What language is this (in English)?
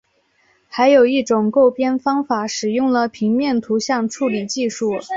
Chinese